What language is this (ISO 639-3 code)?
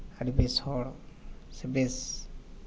sat